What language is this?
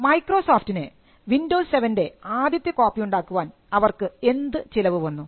Malayalam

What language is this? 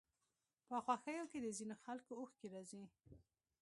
Pashto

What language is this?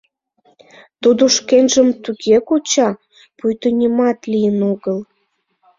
Mari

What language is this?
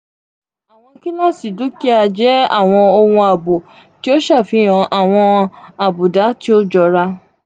Yoruba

